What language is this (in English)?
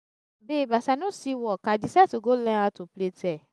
Nigerian Pidgin